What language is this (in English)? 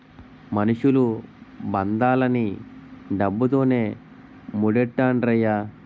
Telugu